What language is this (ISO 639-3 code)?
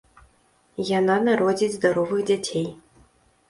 bel